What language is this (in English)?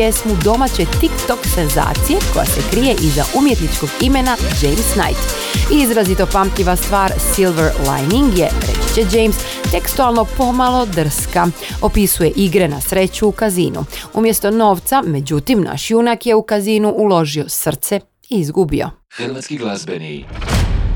Croatian